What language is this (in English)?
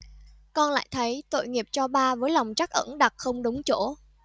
Vietnamese